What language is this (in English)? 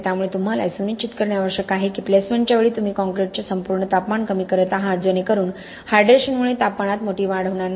Marathi